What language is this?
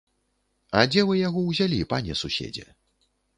Belarusian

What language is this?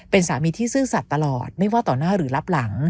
Thai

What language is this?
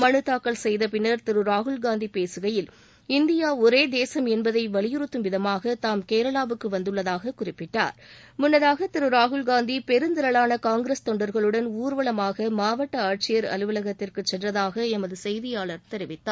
Tamil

